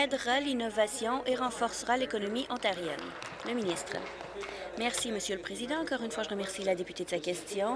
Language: French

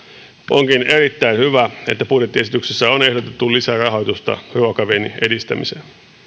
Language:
Finnish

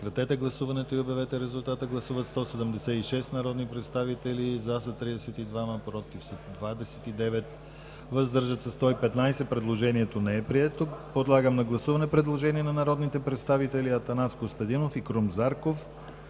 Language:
Bulgarian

